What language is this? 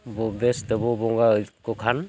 Santali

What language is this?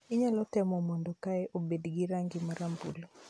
Luo (Kenya and Tanzania)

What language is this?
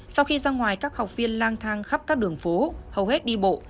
Vietnamese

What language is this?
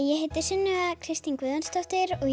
Icelandic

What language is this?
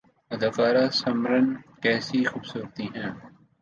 Urdu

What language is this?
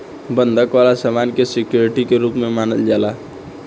Bhojpuri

